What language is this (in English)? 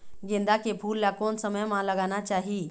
Chhattisgarhi